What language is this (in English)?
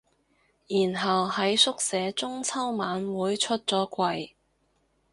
Cantonese